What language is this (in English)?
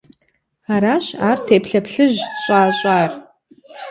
Kabardian